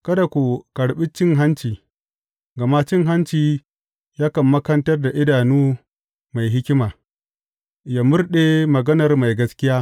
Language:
Hausa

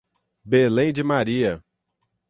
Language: Portuguese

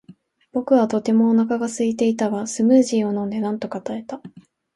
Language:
Japanese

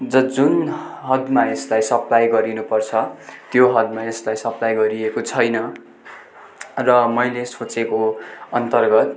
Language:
Nepali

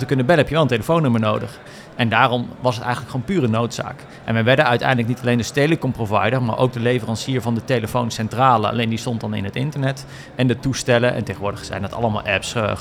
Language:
Dutch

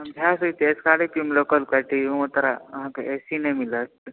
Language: Maithili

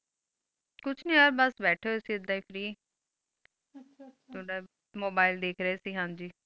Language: Punjabi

